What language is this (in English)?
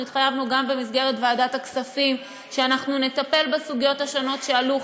Hebrew